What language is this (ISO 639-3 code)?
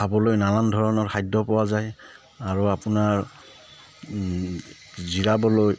asm